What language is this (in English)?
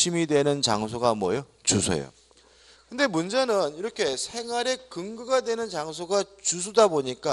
Korean